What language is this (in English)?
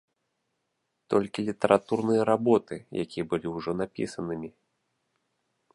Belarusian